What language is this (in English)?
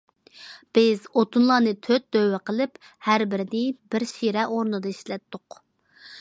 Uyghur